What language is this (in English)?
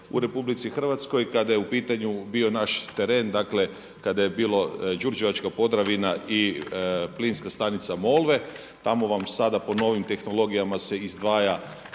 Croatian